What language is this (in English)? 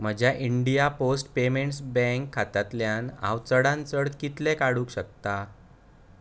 Konkani